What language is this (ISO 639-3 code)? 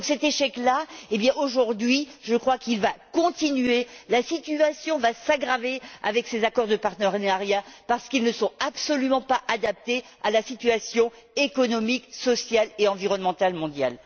fra